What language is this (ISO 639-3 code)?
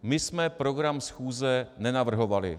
ces